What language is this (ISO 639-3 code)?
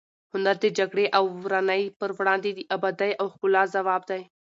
pus